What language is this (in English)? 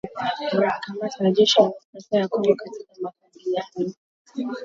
Swahili